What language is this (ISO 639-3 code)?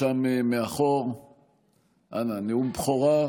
heb